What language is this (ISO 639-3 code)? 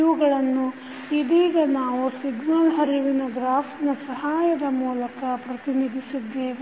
kan